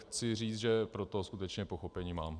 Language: Czech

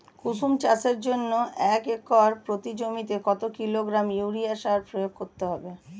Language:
Bangla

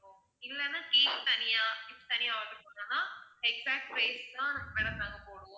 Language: Tamil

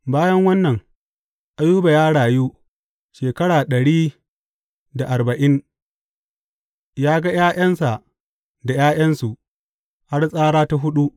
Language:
Hausa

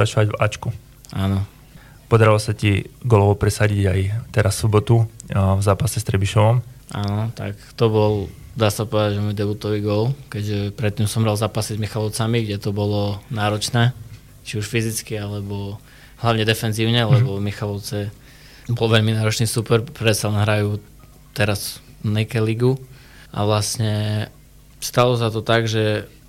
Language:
Slovak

